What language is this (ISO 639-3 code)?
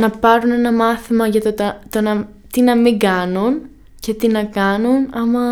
ell